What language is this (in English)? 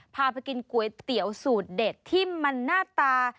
Thai